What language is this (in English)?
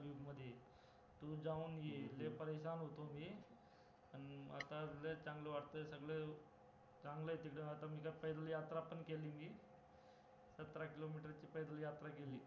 Marathi